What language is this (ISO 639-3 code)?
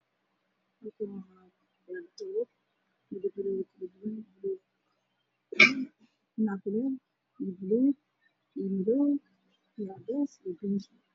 som